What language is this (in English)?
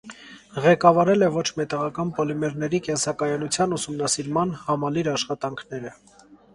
Armenian